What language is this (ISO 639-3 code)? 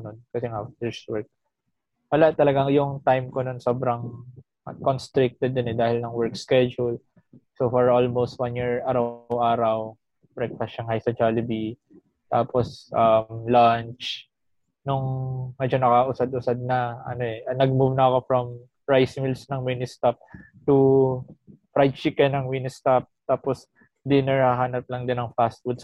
fil